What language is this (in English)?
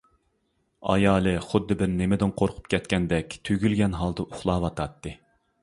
Uyghur